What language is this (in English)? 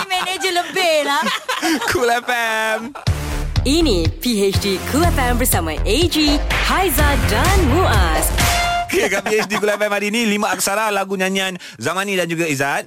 Malay